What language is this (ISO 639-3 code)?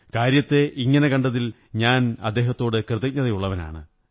mal